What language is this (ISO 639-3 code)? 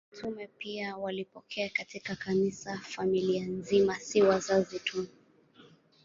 swa